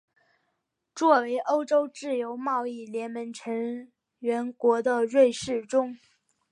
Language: Chinese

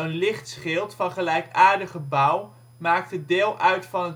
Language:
Dutch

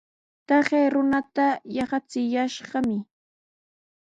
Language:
Sihuas Ancash Quechua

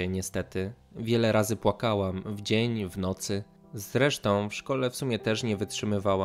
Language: Polish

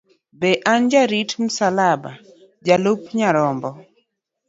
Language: Luo (Kenya and Tanzania)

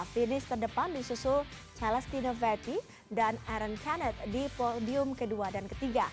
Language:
Indonesian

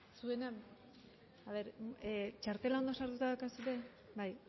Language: Basque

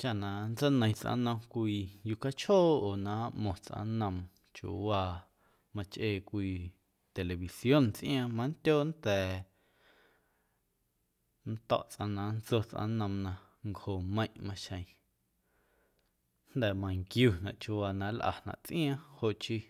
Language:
Guerrero Amuzgo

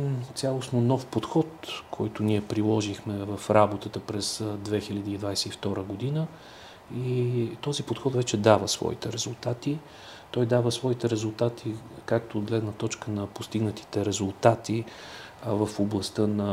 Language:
Bulgarian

